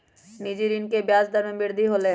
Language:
Magahi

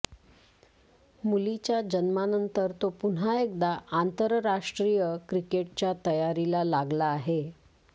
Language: Marathi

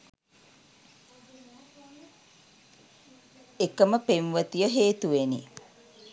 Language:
Sinhala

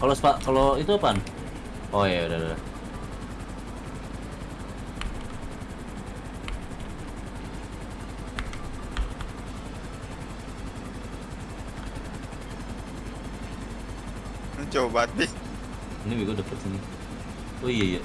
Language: Indonesian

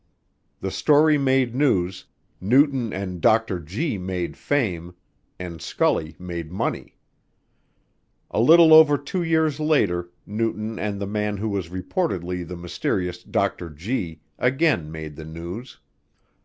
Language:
English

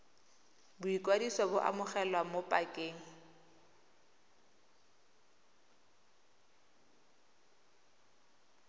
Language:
Tswana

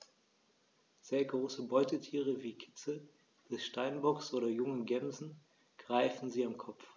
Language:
German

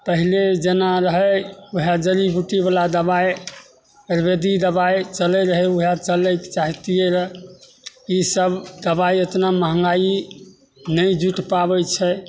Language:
Maithili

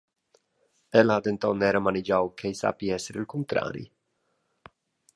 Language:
Romansh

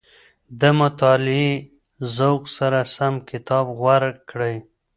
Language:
Pashto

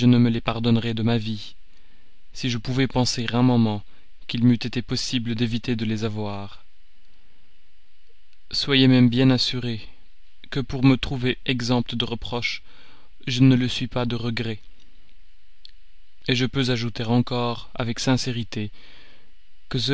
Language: French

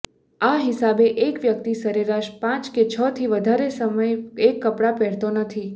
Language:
Gujarati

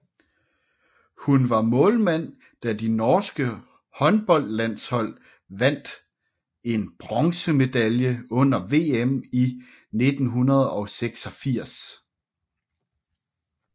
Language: Danish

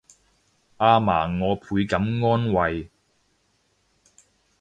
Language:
Cantonese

